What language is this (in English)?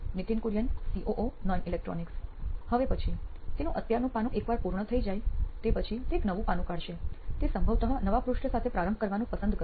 Gujarati